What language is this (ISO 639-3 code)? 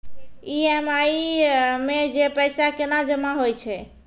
mai